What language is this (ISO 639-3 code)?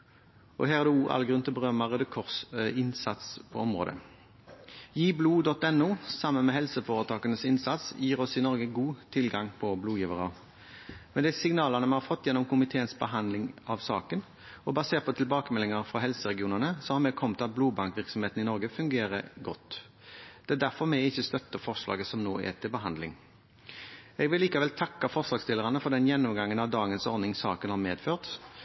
nob